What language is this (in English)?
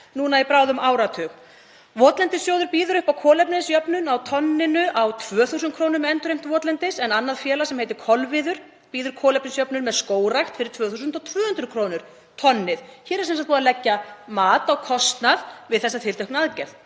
Icelandic